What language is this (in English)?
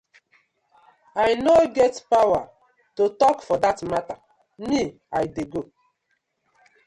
Nigerian Pidgin